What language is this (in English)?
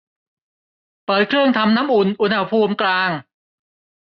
Thai